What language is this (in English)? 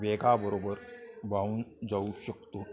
Marathi